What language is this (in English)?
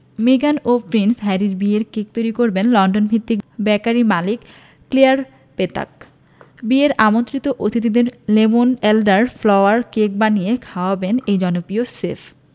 Bangla